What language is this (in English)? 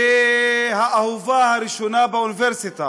Hebrew